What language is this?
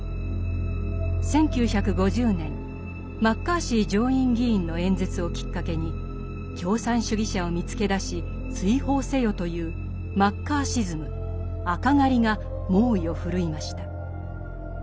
Japanese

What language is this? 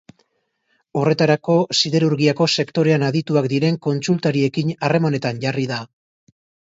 Basque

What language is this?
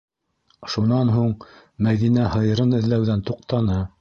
Bashkir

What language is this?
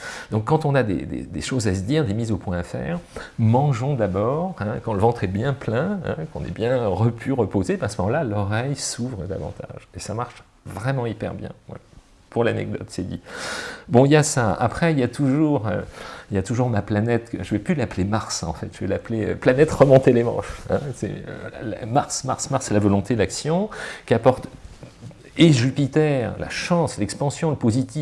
French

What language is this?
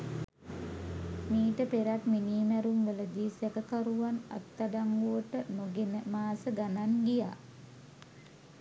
Sinhala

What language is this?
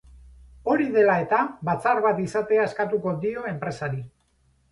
Basque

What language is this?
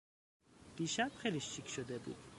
Persian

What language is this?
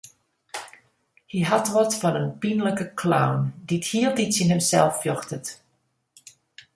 Western Frisian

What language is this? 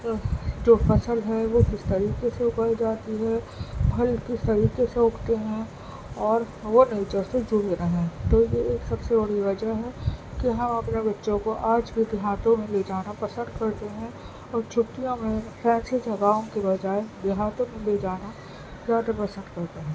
Urdu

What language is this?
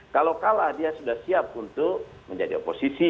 Indonesian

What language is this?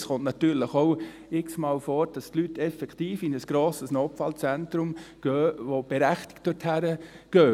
Swiss German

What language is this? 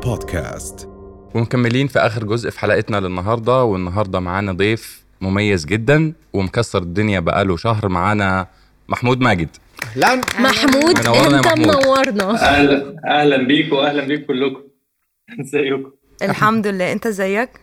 Arabic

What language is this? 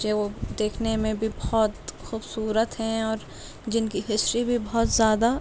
Urdu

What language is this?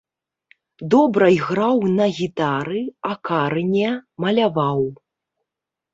Belarusian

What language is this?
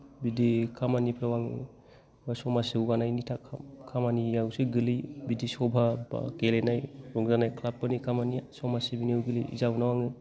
Bodo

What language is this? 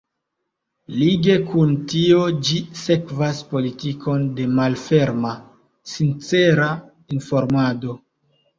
Esperanto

